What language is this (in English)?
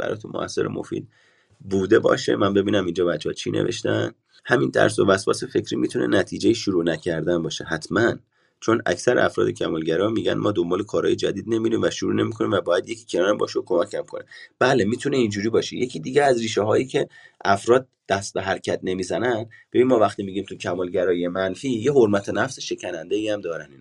Persian